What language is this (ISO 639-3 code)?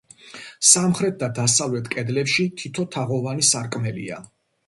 kat